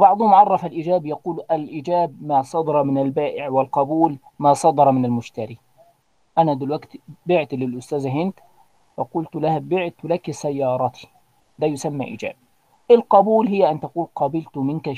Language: Arabic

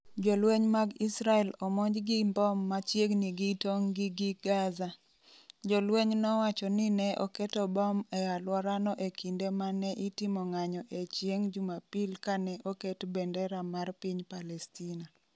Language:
Luo (Kenya and Tanzania)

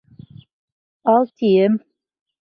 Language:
Bashkir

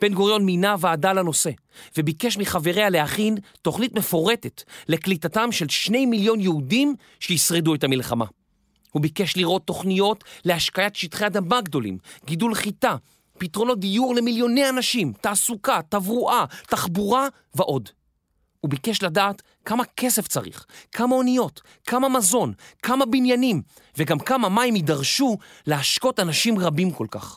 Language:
Hebrew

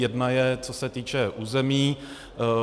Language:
Czech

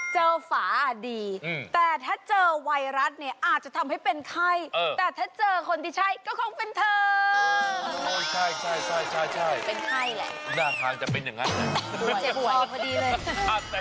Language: Thai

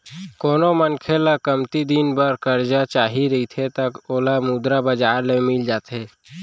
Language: Chhattisgarhi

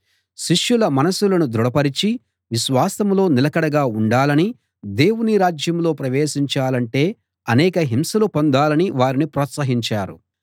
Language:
Telugu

